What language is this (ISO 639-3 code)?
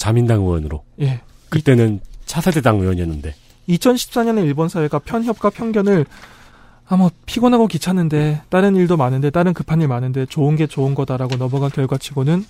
kor